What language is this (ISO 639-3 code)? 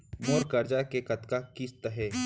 hne